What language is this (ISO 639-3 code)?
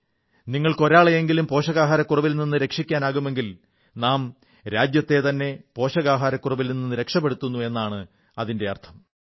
mal